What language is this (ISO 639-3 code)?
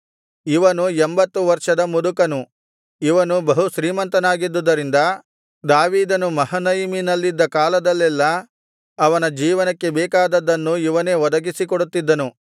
kan